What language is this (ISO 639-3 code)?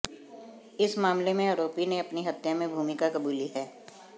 hin